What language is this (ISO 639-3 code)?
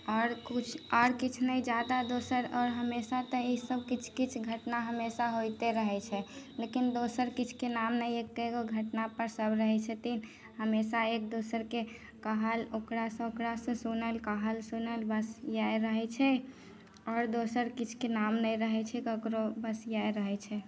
mai